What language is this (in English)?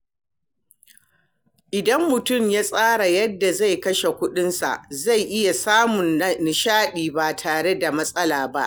Hausa